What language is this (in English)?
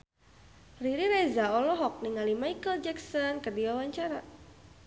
Sundanese